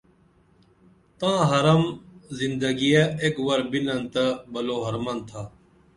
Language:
Dameli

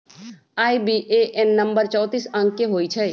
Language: Magahi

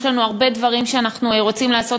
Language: Hebrew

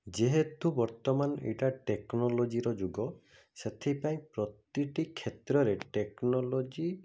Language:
Odia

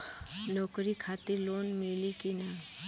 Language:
Bhojpuri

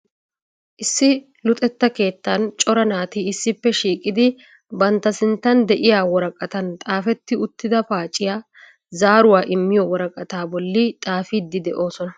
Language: Wolaytta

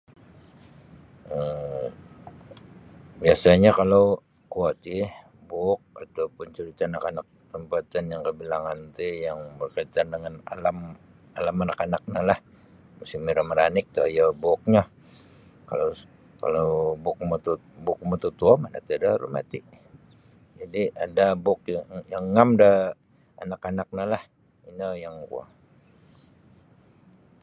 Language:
Sabah Bisaya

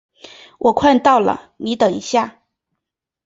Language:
Chinese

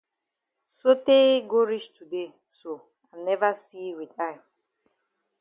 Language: Cameroon Pidgin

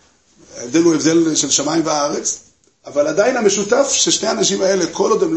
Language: Hebrew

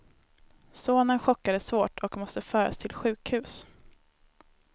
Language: Swedish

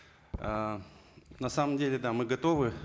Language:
Kazakh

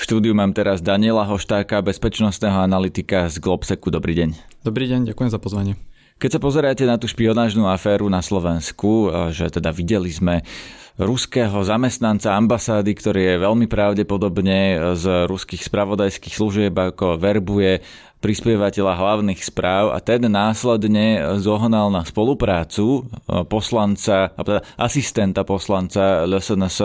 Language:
Slovak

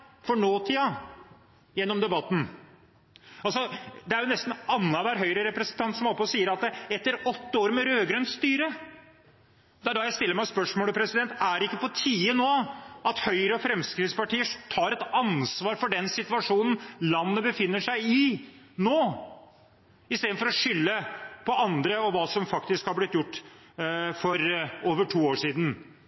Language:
Norwegian Bokmål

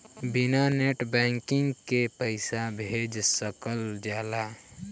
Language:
Bhojpuri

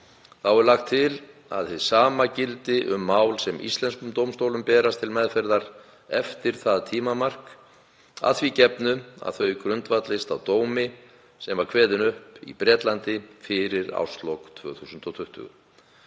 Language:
Icelandic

